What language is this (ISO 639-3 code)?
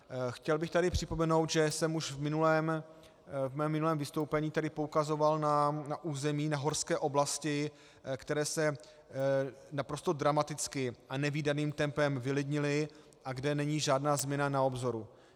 ces